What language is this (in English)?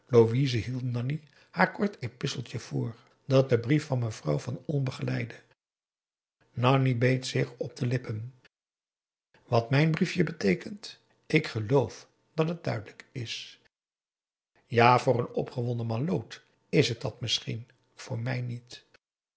Dutch